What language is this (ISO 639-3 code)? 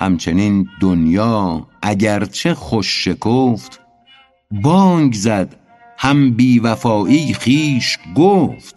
fas